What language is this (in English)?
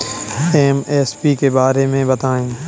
Hindi